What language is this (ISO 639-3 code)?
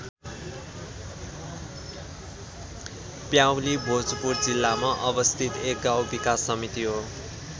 nep